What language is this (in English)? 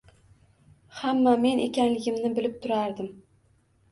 Uzbek